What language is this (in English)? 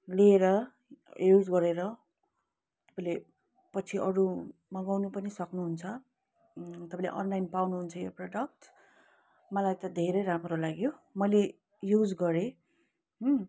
Nepali